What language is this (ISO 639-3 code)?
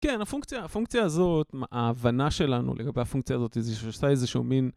heb